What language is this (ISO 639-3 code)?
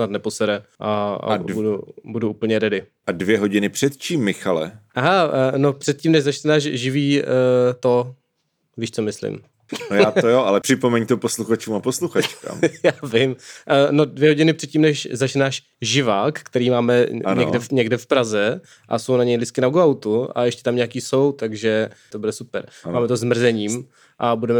ces